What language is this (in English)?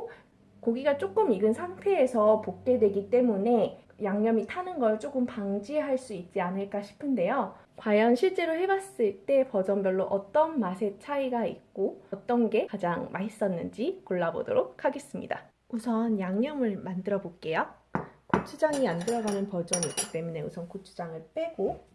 Korean